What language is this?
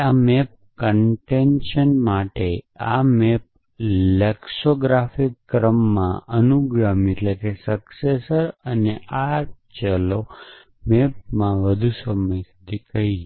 Gujarati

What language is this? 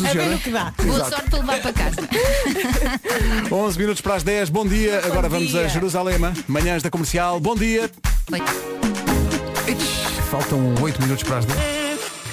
Portuguese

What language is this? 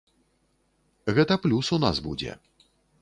Belarusian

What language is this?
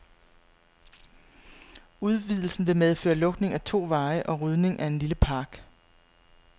Danish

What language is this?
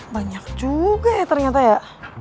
Indonesian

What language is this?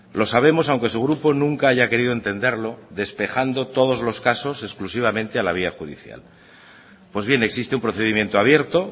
Spanish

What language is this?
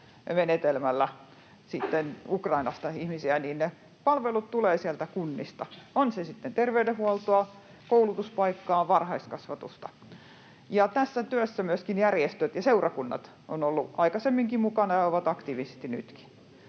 Finnish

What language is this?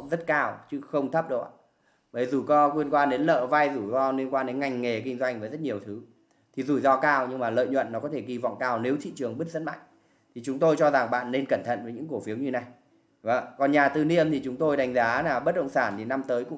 Vietnamese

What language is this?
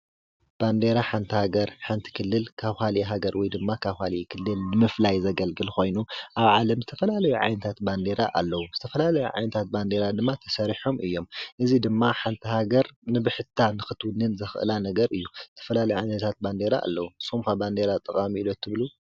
Tigrinya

